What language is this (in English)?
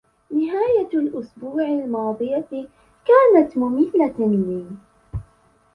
Arabic